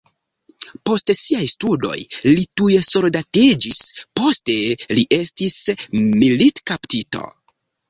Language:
Esperanto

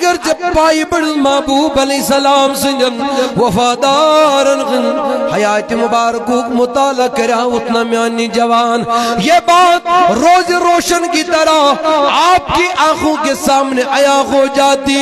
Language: Arabic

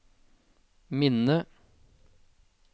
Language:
Norwegian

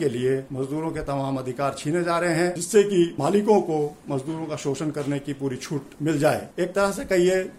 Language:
Hindi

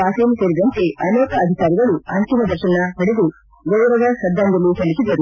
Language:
Kannada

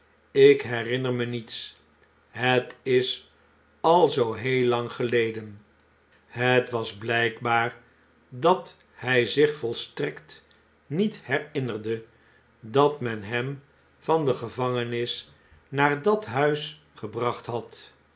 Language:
Dutch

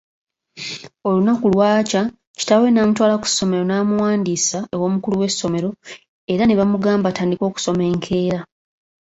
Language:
Ganda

